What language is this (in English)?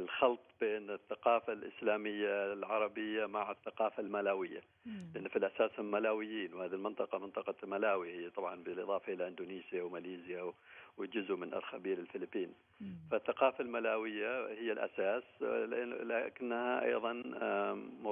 Arabic